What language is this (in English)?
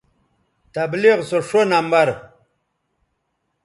Bateri